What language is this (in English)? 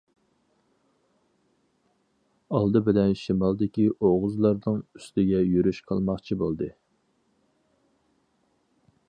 Uyghur